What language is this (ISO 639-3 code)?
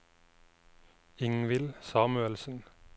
nor